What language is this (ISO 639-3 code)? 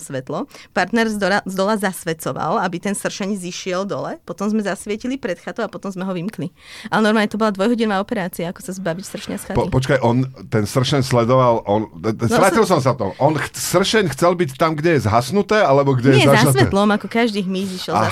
slk